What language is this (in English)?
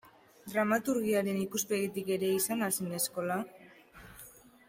Basque